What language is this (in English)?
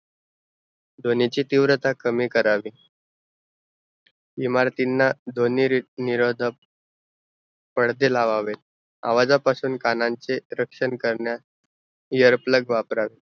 Marathi